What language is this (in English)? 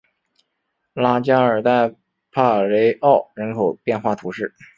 Chinese